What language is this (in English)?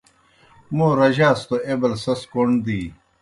Kohistani Shina